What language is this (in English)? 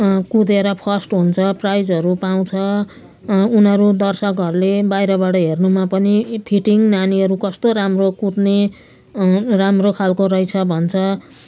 Nepali